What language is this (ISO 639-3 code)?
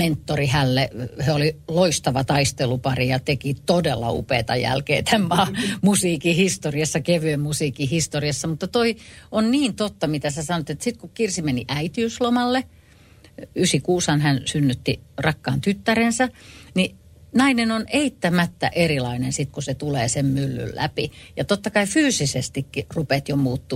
fin